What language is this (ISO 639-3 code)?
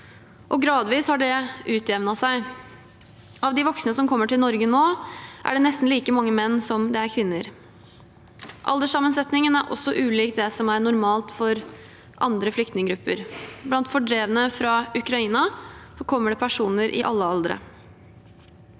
nor